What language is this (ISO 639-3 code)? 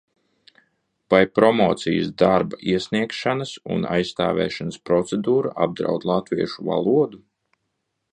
lav